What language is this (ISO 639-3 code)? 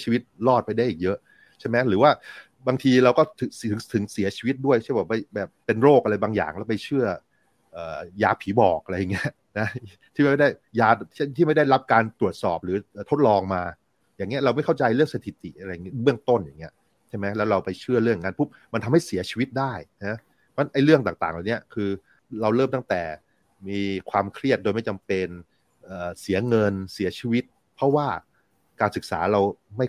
tha